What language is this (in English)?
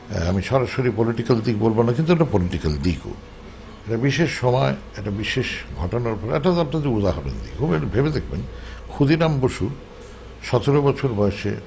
Bangla